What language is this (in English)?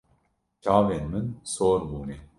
Kurdish